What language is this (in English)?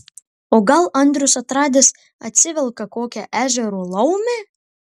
Lithuanian